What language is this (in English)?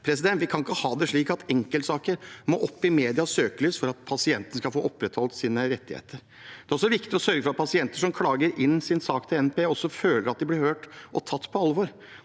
Norwegian